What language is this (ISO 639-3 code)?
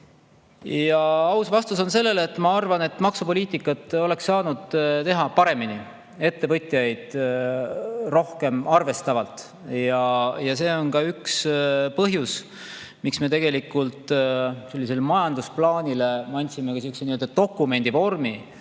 est